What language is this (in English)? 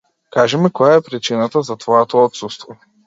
Macedonian